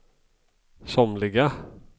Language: Swedish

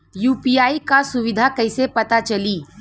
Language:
Bhojpuri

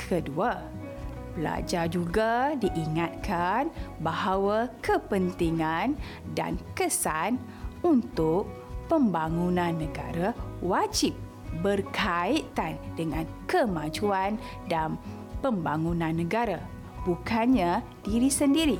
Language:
Malay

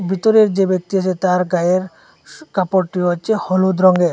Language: Bangla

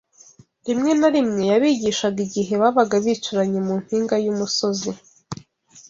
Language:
Kinyarwanda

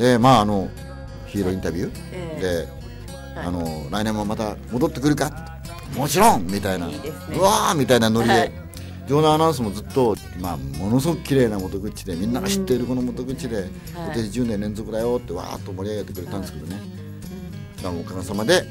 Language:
Japanese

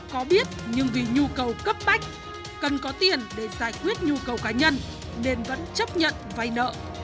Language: Vietnamese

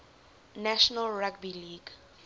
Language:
English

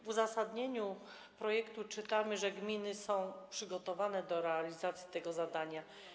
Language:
Polish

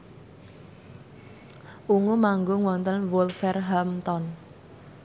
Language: Javanese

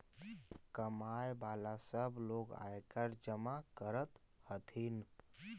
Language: Magahi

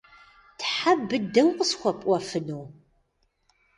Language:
Kabardian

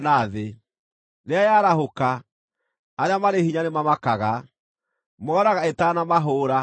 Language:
Kikuyu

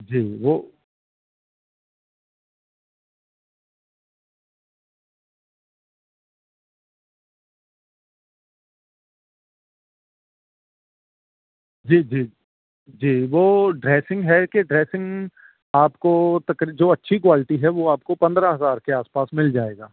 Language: Urdu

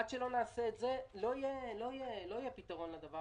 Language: Hebrew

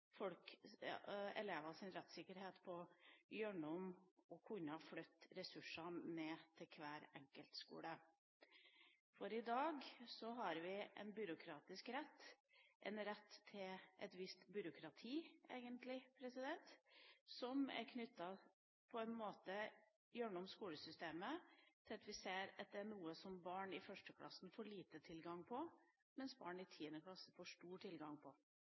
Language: Norwegian Bokmål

